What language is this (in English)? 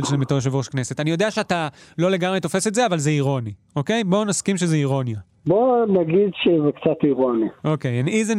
Hebrew